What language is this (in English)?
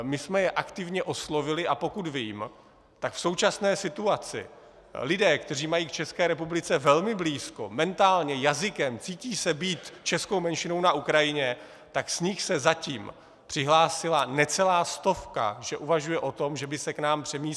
Czech